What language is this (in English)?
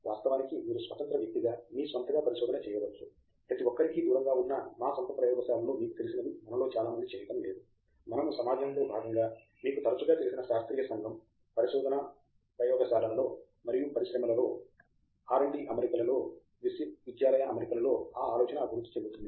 Telugu